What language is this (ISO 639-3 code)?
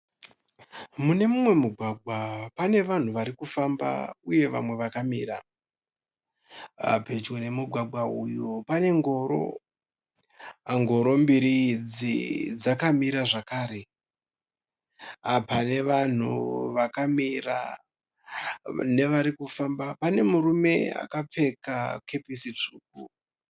sna